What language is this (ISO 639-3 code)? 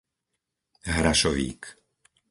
slk